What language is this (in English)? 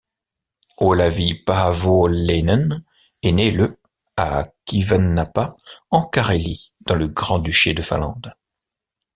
French